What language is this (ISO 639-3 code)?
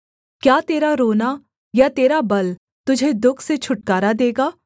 hin